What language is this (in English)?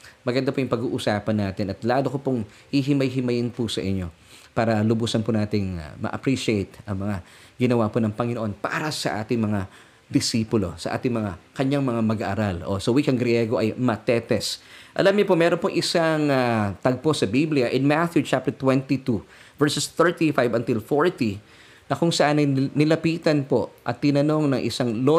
Filipino